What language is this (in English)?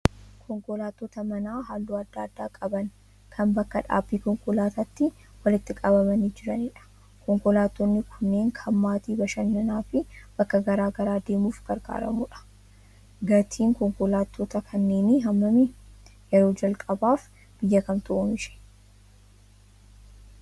Oromo